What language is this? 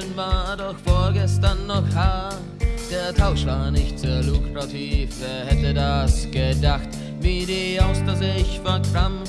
German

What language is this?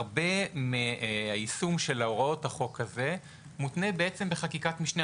Hebrew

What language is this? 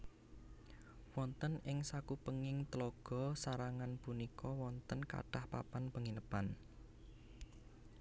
Javanese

